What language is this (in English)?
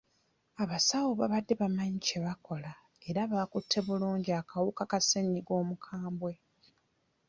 Ganda